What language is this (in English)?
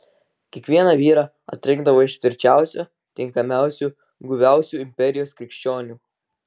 Lithuanian